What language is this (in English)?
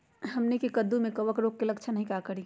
Magahi